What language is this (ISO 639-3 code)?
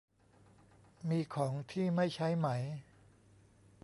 tha